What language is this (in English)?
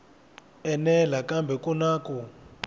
Tsonga